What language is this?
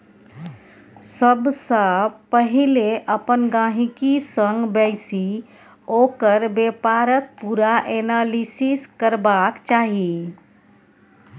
Maithili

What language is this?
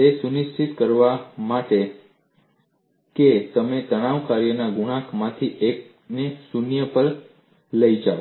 Gujarati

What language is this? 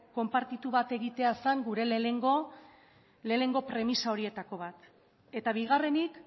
Basque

